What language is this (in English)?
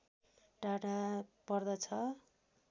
Nepali